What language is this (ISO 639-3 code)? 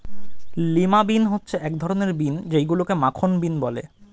ben